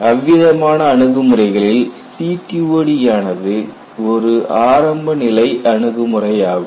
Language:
Tamil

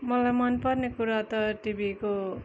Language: Nepali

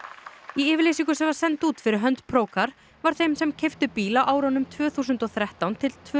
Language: Icelandic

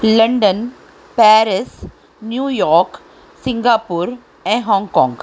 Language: Sindhi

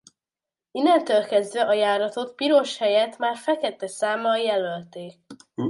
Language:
Hungarian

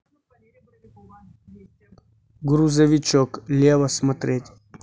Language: Russian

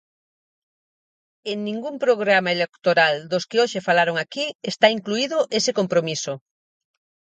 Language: Galician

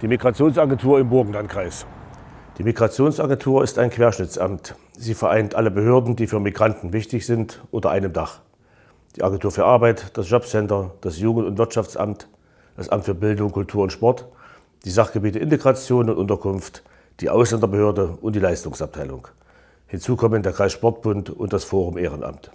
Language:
German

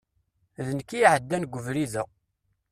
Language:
Kabyle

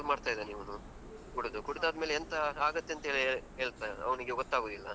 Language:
Kannada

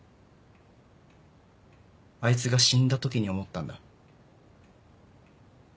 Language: Japanese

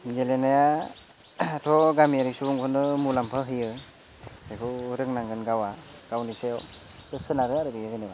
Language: Bodo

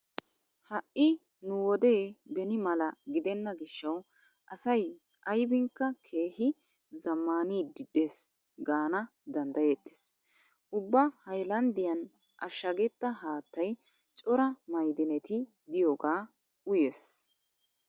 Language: Wolaytta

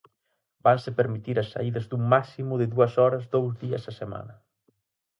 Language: Galician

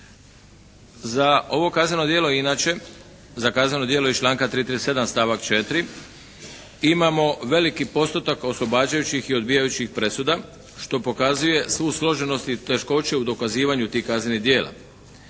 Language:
Croatian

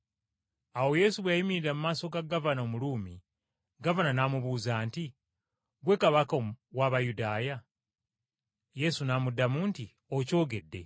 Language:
Ganda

